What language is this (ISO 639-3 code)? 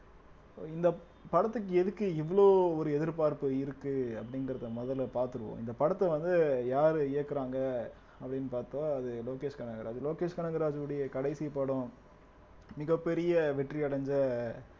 tam